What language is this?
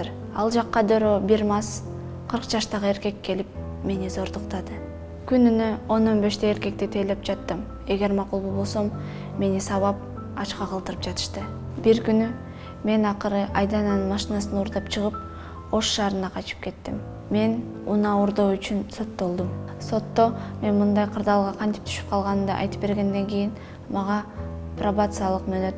Turkish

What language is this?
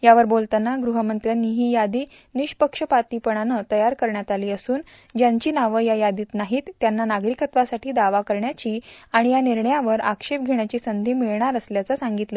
Marathi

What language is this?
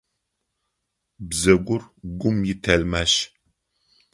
Adyghe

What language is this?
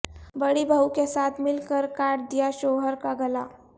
Urdu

